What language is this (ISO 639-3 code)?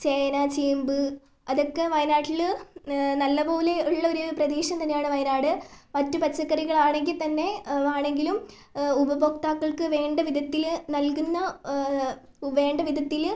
mal